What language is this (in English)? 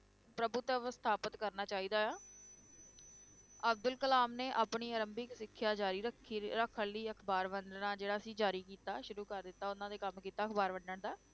Punjabi